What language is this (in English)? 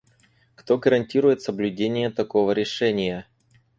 Russian